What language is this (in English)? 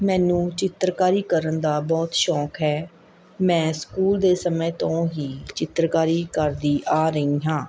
Punjabi